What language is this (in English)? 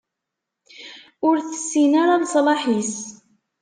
Kabyle